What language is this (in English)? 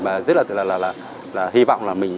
Vietnamese